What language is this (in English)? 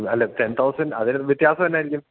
Malayalam